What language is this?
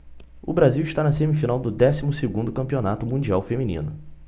Portuguese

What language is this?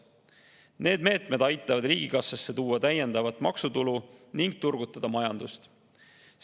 Estonian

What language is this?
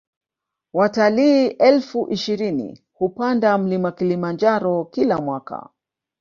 Swahili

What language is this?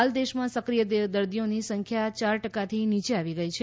Gujarati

